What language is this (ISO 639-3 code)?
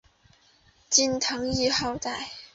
zho